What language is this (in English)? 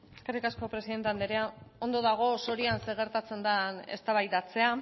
Basque